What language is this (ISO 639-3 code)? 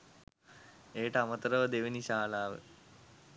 sin